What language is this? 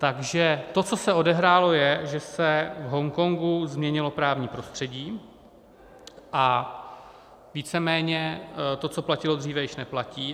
Czech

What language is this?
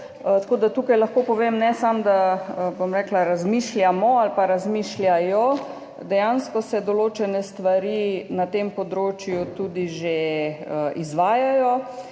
Slovenian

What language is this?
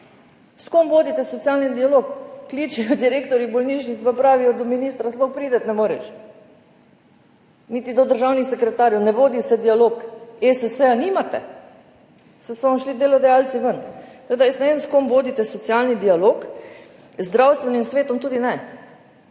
Slovenian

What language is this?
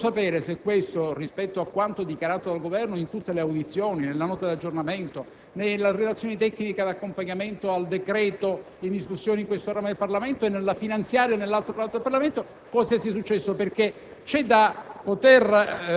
Italian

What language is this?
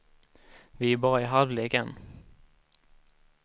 Swedish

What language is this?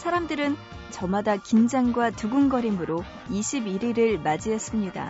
Korean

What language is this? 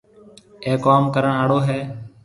Marwari (Pakistan)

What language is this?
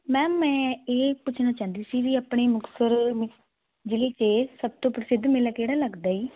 Punjabi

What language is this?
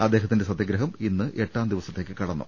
Malayalam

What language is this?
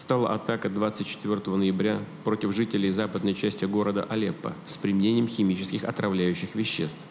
Russian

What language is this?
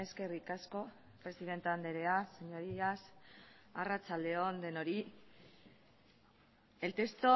Basque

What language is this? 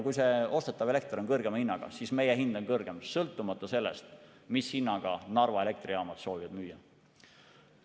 Estonian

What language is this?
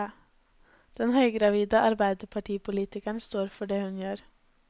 Norwegian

